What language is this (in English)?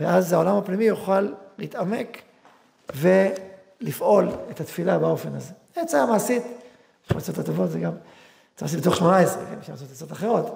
Hebrew